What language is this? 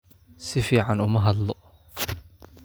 Somali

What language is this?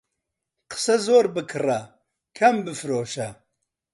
Central Kurdish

